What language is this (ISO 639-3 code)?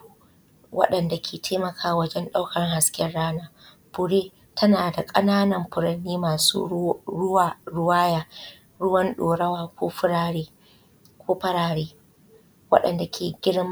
hau